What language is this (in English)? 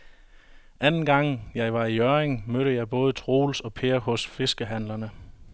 Danish